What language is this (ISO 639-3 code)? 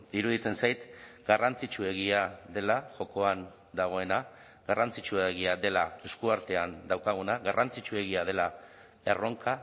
eus